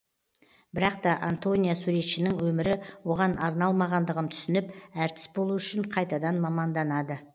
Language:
Kazakh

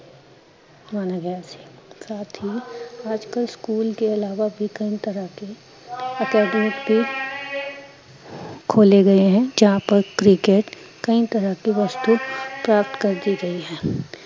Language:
Punjabi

